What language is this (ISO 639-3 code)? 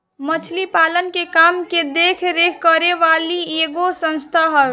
bho